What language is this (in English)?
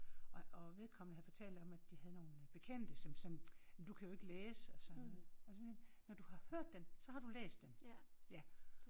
Danish